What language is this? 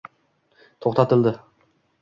Uzbek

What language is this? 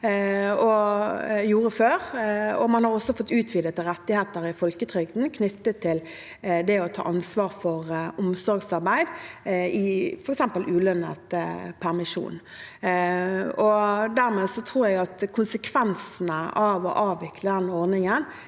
Norwegian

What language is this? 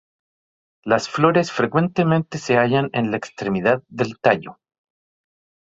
Spanish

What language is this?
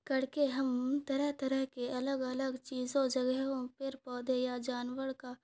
Urdu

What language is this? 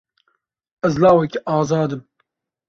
Kurdish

